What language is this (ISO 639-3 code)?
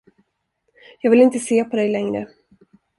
swe